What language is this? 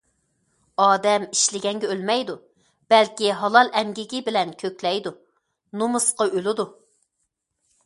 Uyghur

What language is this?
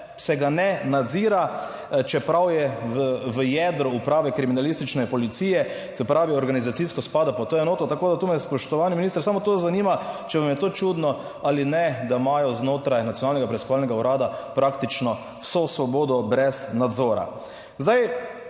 Slovenian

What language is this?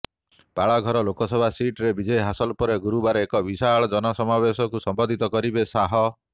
Odia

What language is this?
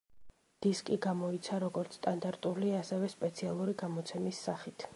Georgian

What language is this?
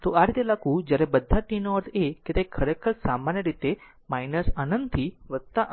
Gujarati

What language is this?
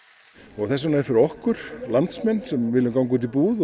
Icelandic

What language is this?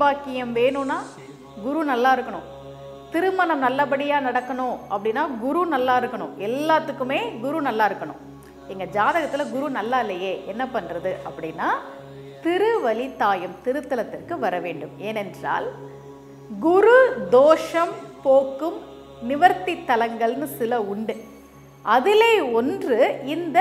Romanian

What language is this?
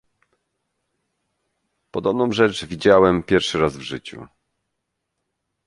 Polish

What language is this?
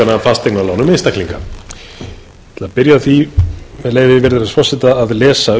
Icelandic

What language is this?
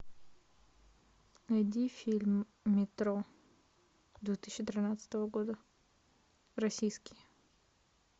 Russian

